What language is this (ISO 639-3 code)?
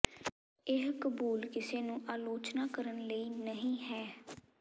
pan